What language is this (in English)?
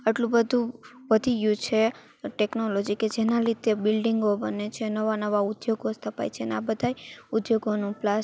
Gujarati